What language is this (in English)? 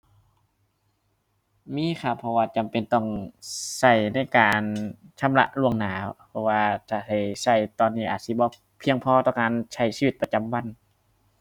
Thai